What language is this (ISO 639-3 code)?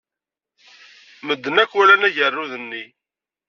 kab